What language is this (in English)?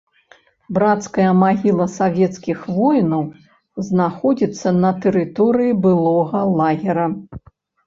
Belarusian